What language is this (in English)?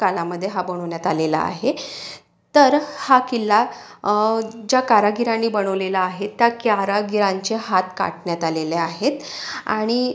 Marathi